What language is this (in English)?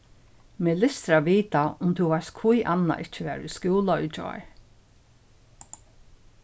Faroese